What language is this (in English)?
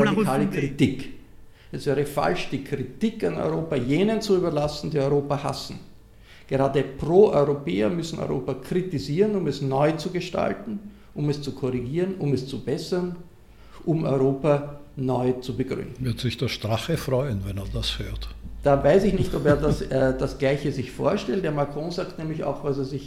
German